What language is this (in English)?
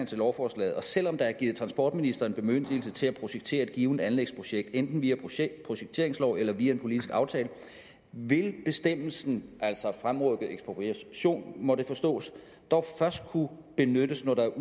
Danish